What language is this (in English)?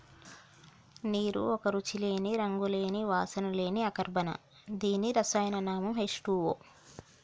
Telugu